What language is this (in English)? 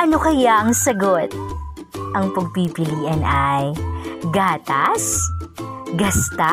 Filipino